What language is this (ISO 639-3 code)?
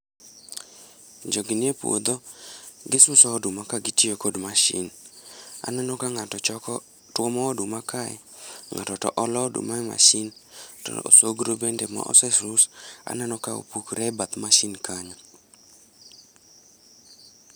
luo